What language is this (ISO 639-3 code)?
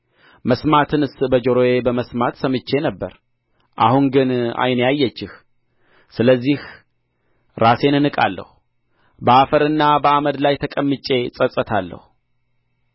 amh